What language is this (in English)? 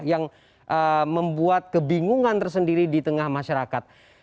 Indonesian